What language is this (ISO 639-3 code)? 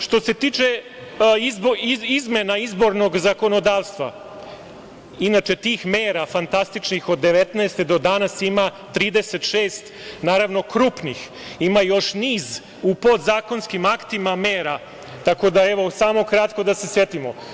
srp